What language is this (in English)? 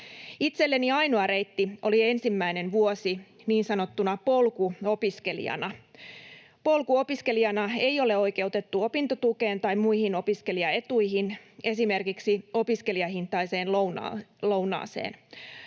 Finnish